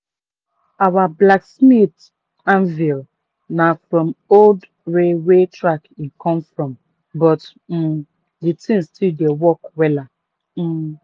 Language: Nigerian Pidgin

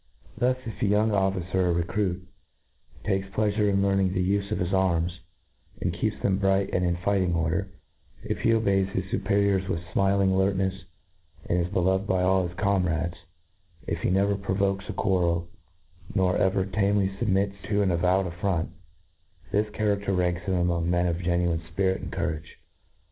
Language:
English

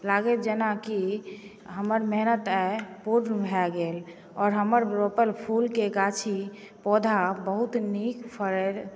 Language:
Maithili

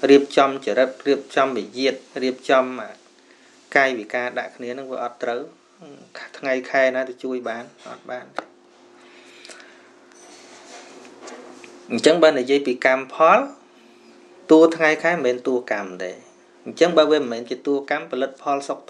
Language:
Vietnamese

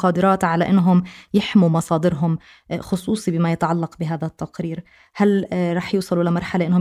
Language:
Arabic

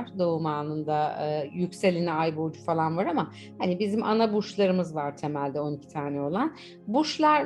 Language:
Turkish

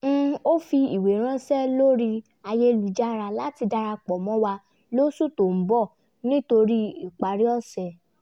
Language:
Yoruba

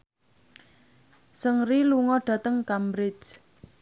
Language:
Javanese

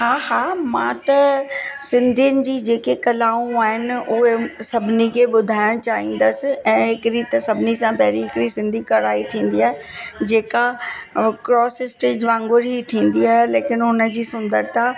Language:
Sindhi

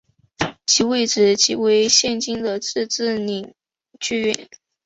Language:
Chinese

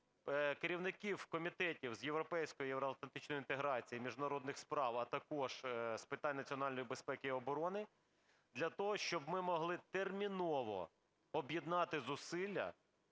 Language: Ukrainian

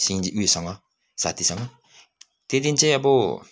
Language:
Nepali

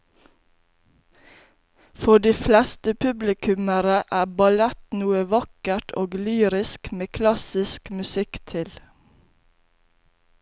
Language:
Norwegian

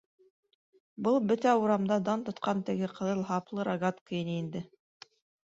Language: Bashkir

